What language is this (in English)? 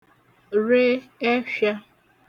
Igbo